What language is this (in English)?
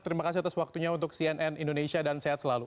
Indonesian